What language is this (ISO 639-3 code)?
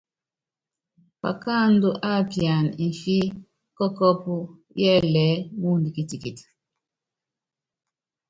yav